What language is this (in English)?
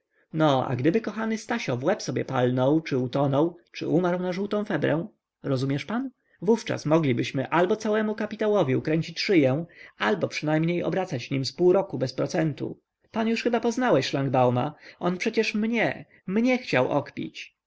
Polish